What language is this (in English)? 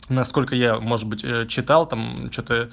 Russian